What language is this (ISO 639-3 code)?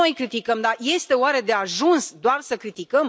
ron